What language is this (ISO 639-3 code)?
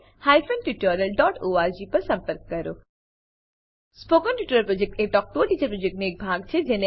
guj